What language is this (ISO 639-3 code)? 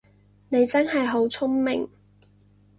yue